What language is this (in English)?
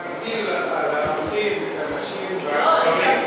Hebrew